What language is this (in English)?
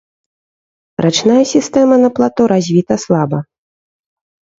Belarusian